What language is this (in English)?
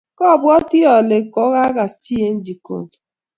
Kalenjin